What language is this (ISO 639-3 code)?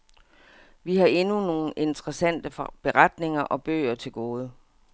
dan